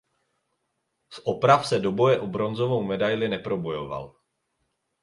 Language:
Czech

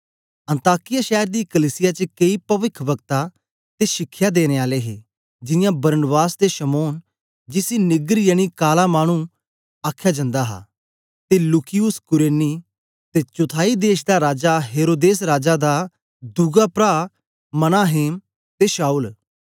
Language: Dogri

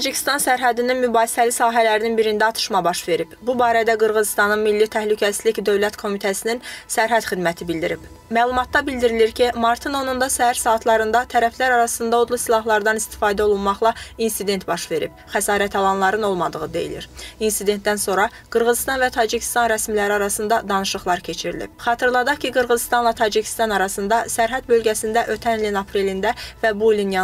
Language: Turkish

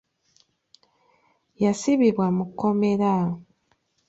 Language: Ganda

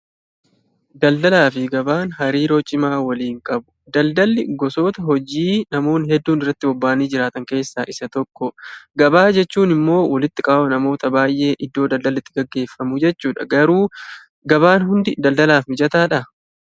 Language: Oromo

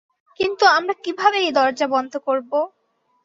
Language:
Bangla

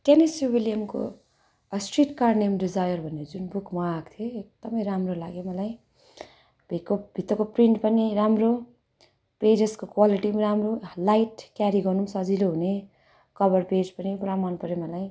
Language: Nepali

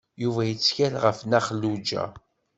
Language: Kabyle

